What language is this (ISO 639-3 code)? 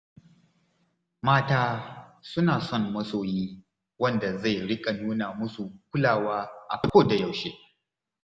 hau